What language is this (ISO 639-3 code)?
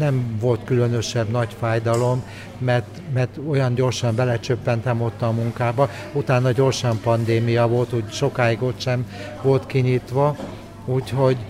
hun